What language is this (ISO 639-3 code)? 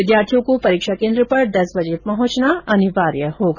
hin